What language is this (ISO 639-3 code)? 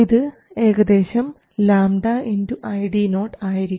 mal